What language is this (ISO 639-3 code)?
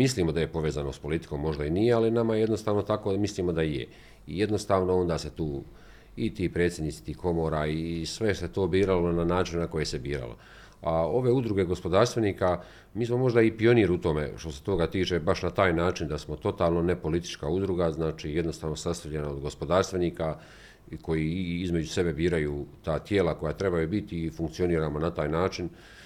hrv